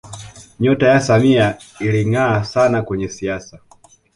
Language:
Swahili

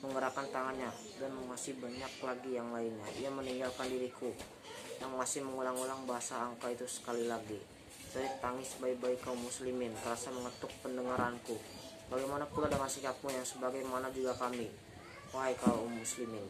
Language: Indonesian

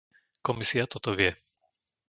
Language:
Slovak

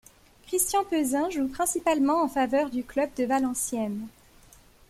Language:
French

